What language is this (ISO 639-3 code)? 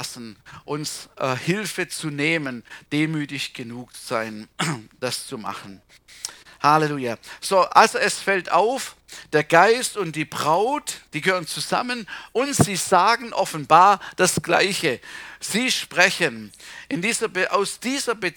deu